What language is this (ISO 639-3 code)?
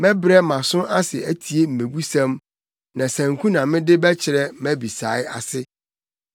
aka